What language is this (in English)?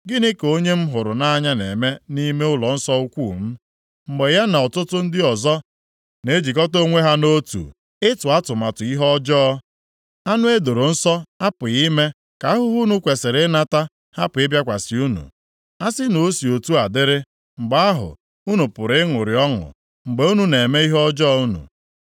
Igbo